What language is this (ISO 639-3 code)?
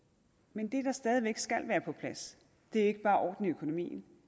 dan